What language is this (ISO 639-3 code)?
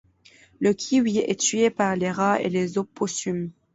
fra